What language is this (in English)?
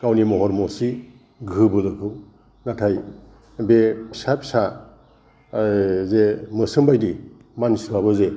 Bodo